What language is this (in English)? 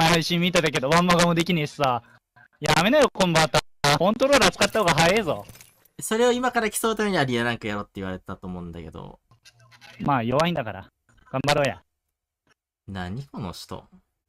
Japanese